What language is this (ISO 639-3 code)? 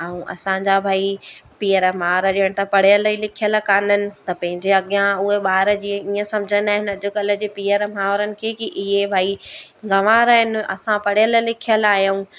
snd